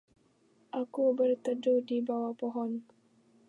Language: Indonesian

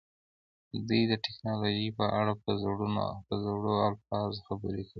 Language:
Pashto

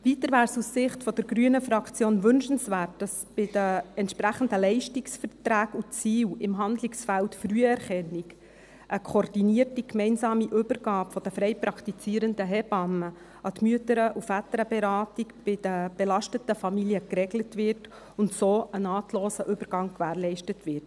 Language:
Swiss German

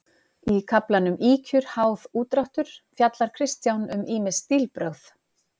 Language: Icelandic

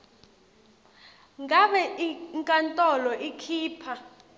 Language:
Swati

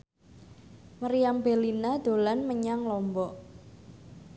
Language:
Javanese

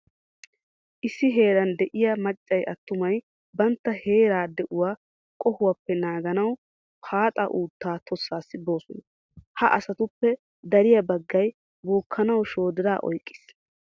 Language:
Wolaytta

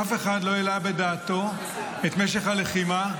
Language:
Hebrew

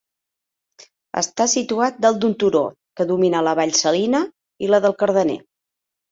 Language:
Catalan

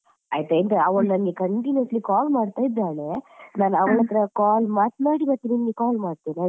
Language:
Kannada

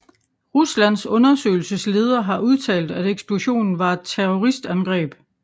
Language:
Danish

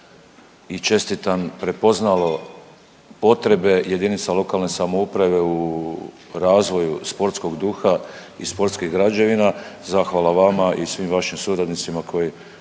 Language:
Croatian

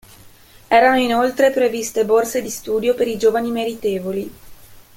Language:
Italian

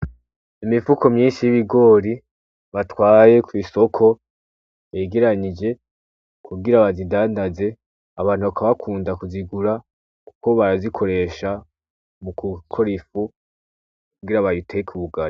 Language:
Rundi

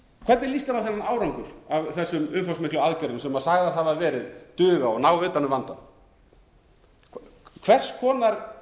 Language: Icelandic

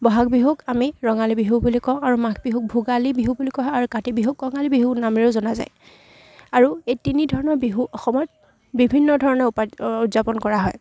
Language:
Assamese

